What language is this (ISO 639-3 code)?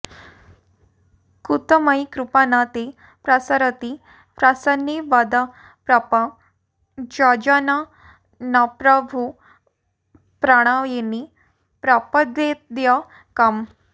san